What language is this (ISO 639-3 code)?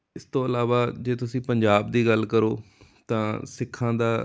pan